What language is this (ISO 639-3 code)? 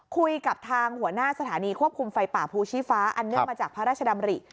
tha